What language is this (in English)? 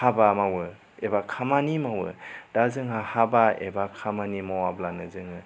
Bodo